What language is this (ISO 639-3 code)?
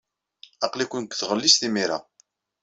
kab